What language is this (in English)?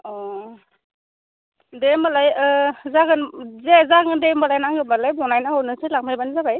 Bodo